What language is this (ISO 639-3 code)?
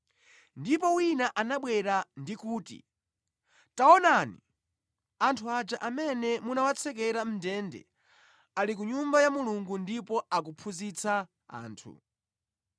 nya